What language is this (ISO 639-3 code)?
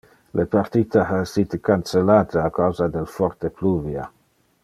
ina